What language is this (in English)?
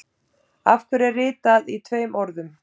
Icelandic